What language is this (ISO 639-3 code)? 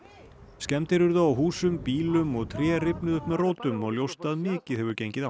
isl